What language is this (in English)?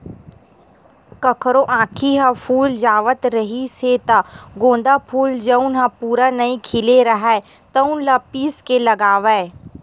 Chhattisgarhi